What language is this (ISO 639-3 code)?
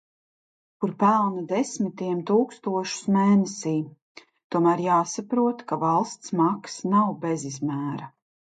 lav